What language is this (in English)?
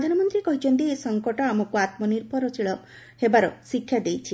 Odia